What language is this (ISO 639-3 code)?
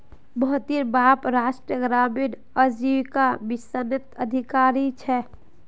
mag